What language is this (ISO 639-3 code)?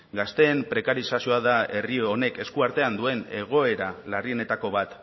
eus